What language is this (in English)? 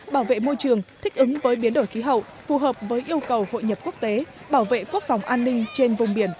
Vietnamese